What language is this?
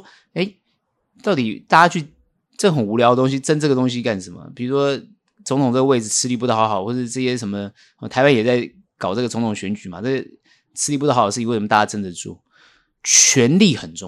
Chinese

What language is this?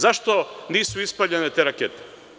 Serbian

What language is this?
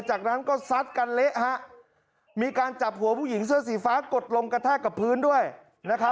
Thai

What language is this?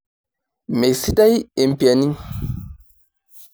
Masai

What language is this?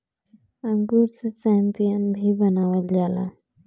Bhojpuri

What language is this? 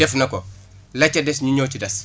Wolof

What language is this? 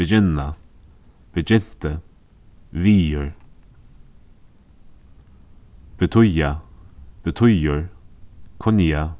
Faroese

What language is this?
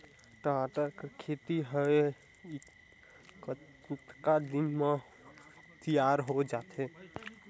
Chhattisgarhi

